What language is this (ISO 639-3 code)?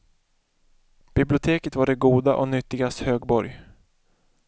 swe